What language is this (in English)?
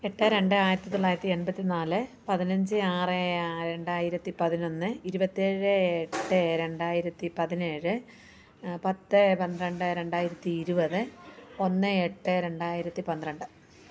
Malayalam